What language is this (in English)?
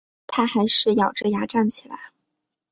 Chinese